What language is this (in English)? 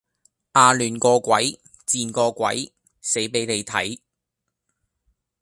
Cantonese